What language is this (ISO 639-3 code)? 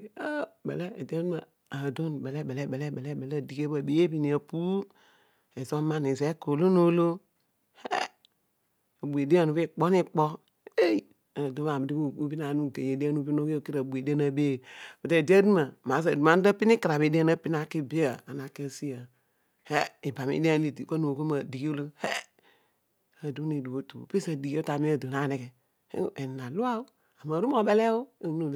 odu